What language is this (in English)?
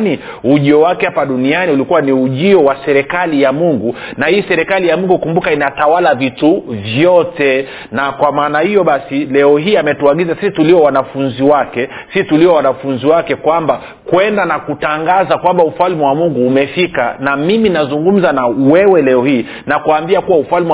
Swahili